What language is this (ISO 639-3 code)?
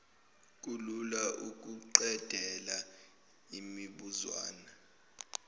zul